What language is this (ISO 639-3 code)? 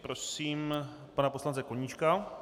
ces